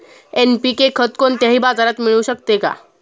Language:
Marathi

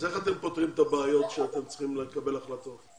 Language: Hebrew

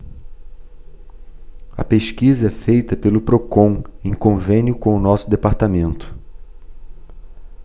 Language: Portuguese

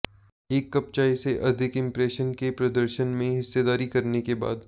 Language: Hindi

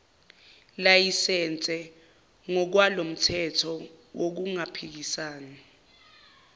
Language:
Zulu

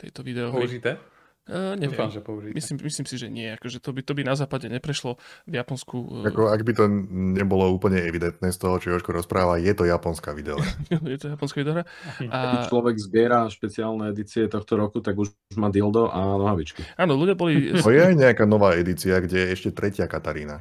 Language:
Slovak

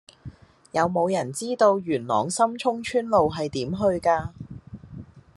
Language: Cantonese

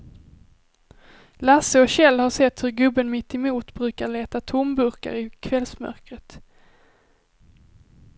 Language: Swedish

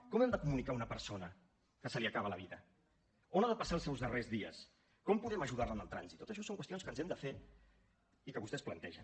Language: Catalan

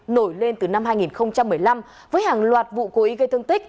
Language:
Vietnamese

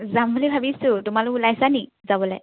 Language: Assamese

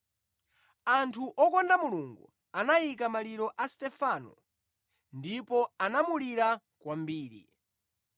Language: Nyanja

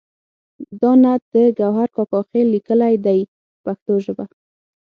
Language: Pashto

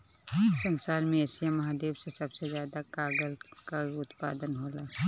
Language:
Bhojpuri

